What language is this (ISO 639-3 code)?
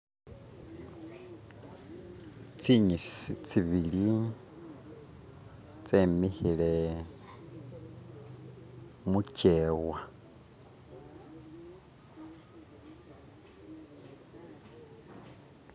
myx